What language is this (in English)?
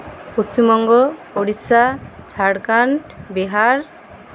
Santali